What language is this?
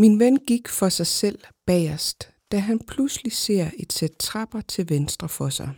Danish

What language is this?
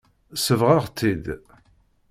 Kabyle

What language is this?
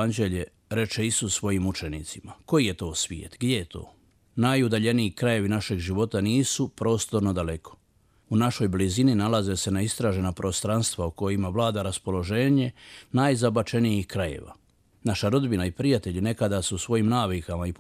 Croatian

